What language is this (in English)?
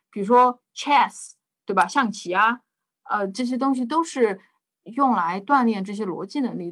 Chinese